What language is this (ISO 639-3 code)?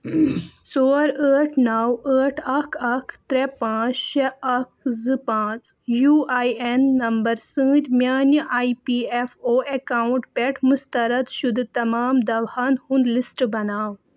kas